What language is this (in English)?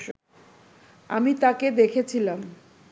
Bangla